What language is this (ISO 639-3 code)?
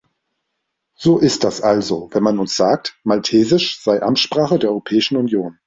deu